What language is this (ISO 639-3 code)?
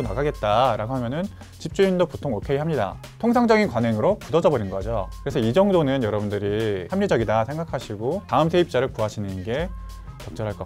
kor